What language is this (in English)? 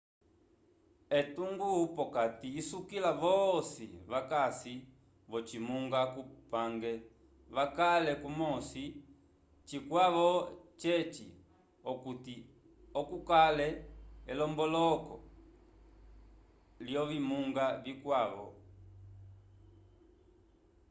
Umbundu